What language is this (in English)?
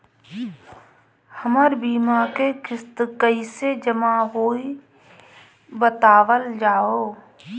Bhojpuri